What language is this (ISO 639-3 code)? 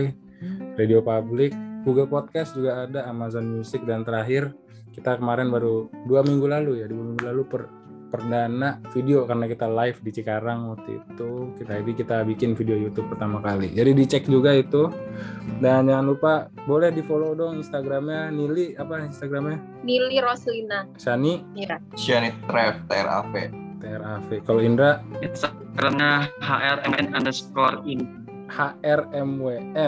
ind